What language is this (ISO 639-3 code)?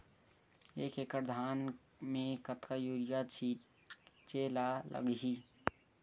hne